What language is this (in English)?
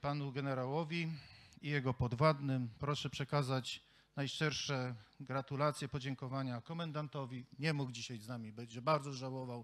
Polish